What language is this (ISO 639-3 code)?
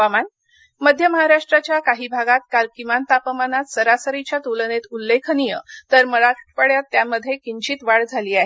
mar